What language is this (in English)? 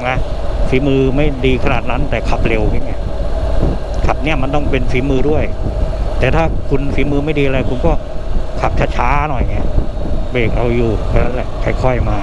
Thai